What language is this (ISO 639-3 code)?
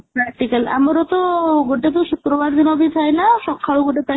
ori